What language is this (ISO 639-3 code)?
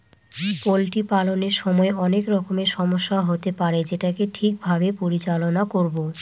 ben